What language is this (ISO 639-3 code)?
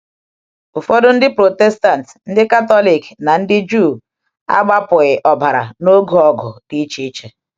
ibo